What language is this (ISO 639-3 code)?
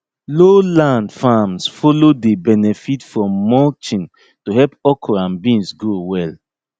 pcm